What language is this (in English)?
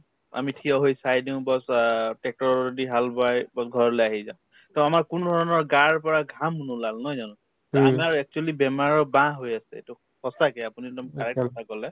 Assamese